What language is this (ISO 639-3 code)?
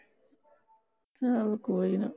pan